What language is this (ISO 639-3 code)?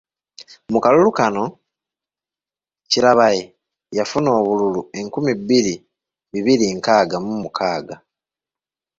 lug